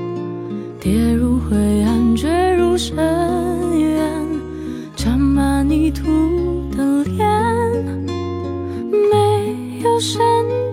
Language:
Chinese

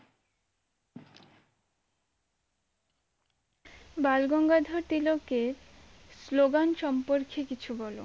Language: Bangla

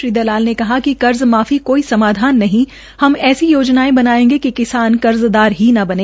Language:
Hindi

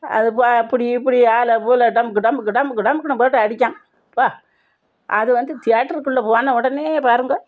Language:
Tamil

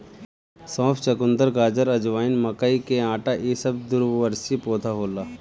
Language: Bhojpuri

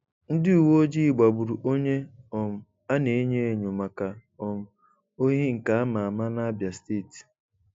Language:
Igbo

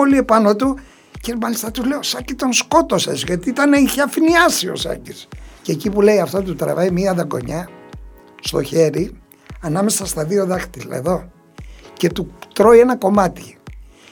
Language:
Greek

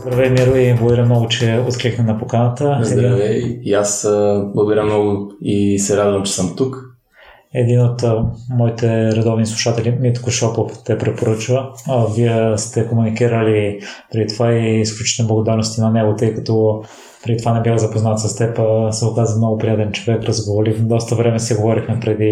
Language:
Bulgarian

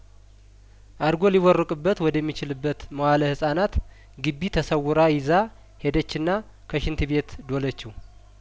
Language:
Amharic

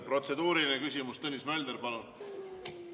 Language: Estonian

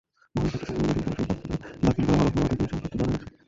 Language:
Bangla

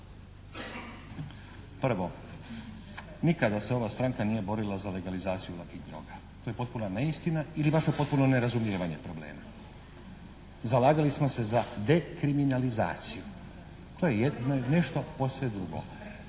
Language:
Croatian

